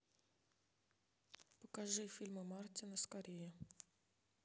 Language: Russian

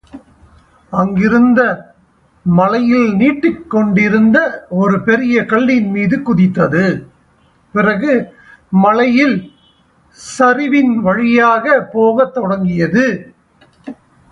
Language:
Tamil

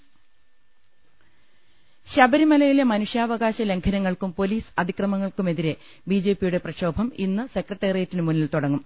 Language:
Malayalam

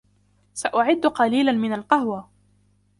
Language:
Arabic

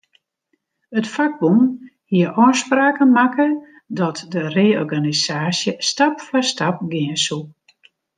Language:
Western Frisian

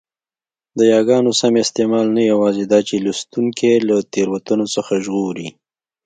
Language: Pashto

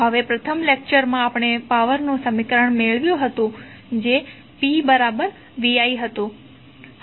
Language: Gujarati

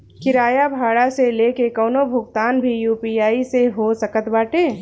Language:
Bhojpuri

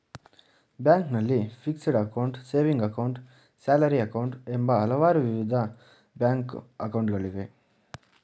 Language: Kannada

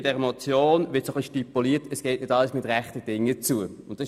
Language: Swiss German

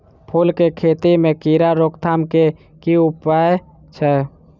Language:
Maithili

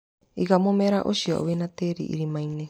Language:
Kikuyu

